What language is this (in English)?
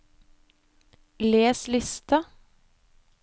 Norwegian